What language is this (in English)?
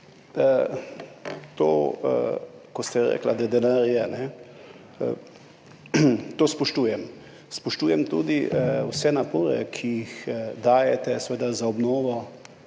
Slovenian